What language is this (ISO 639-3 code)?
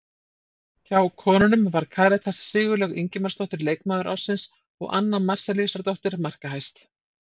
isl